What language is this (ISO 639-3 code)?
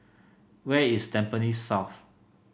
eng